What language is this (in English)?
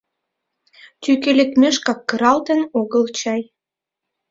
Mari